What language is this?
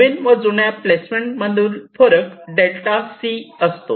Marathi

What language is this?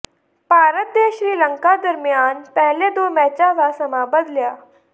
Punjabi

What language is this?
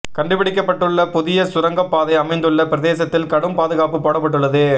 Tamil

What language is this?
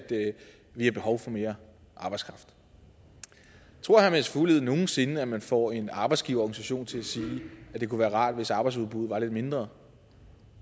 Danish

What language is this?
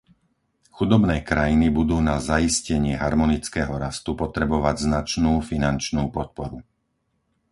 Slovak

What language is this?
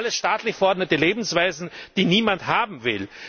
German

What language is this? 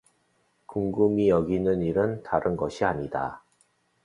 Korean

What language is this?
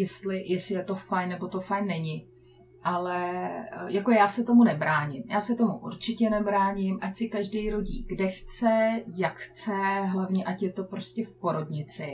Czech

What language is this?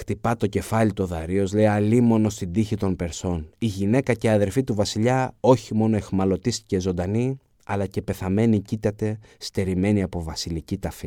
Greek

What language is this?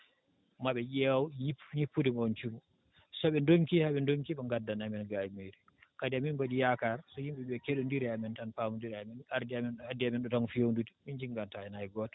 Fula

